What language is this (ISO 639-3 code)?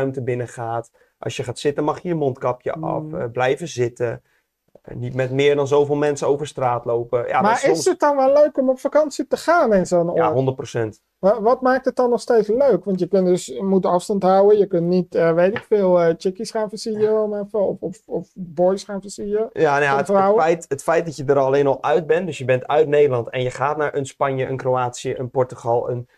nld